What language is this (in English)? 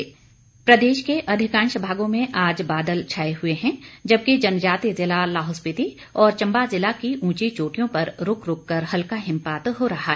Hindi